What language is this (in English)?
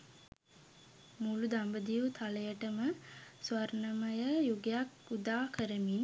Sinhala